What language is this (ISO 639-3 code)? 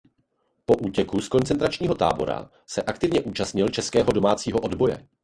ces